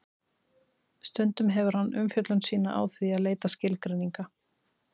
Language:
Icelandic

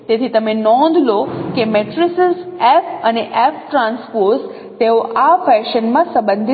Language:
Gujarati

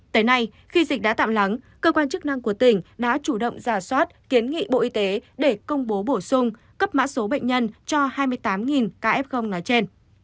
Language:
Vietnamese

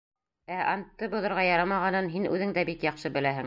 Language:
Bashkir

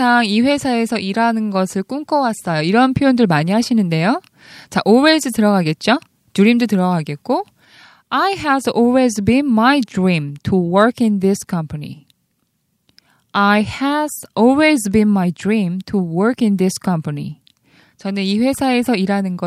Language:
Korean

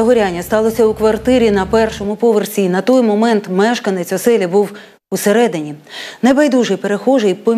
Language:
Ukrainian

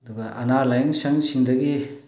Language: Manipuri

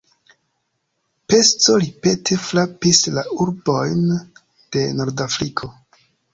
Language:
Esperanto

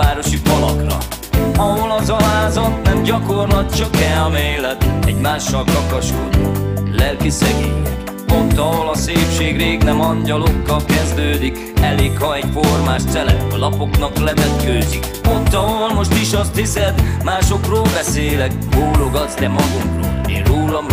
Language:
Hungarian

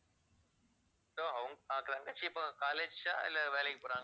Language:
Tamil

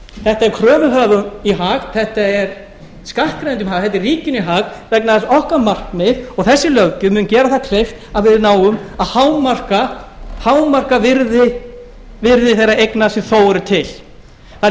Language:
Icelandic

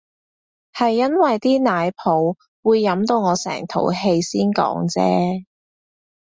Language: Cantonese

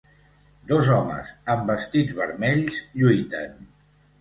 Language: Catalan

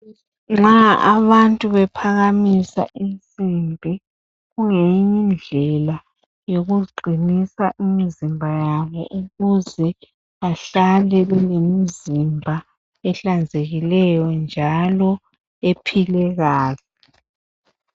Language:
North Ndebele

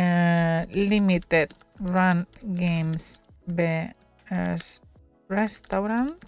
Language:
Spanish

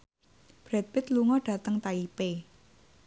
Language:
Javanese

